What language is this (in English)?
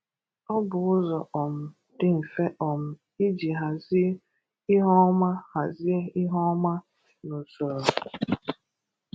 Igbo